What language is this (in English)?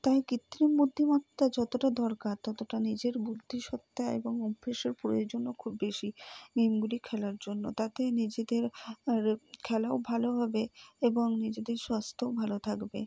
Bangla